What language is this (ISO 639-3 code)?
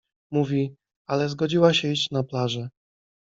pol